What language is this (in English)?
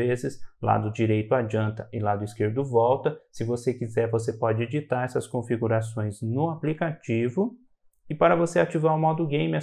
Portuguese